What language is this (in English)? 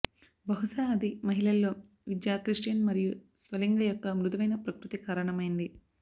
Telugu